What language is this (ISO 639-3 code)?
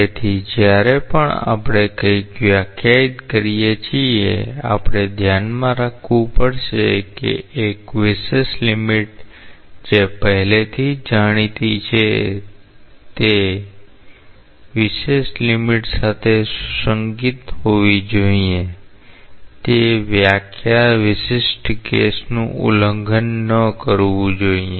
guj